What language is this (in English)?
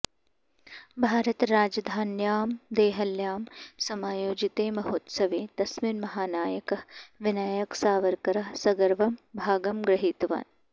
Sanskrit